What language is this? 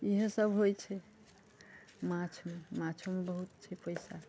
Maithili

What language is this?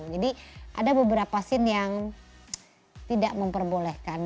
Indonesian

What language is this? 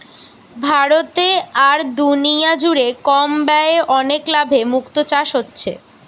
Bangla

